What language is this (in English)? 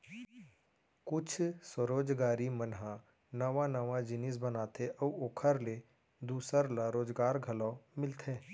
Chhattisgarhi